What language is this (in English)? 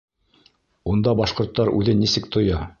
Bashkir